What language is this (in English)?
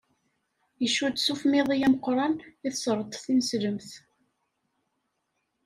Kabyle